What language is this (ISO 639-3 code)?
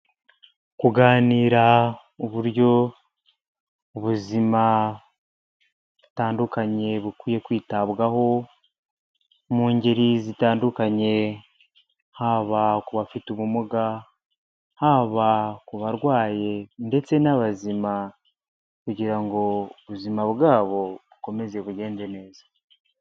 kin